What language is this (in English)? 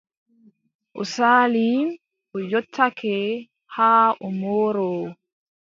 Adamawa Fulfulde